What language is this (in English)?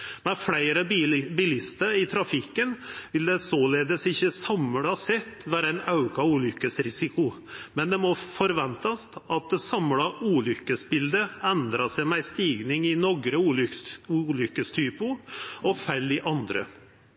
Norwegian Nynorsk